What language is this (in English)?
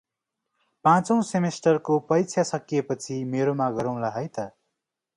Nepali